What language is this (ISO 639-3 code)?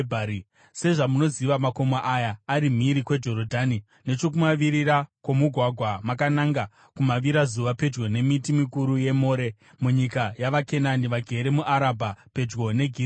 sna